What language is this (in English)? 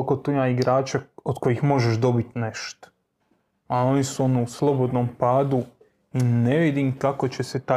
Croatian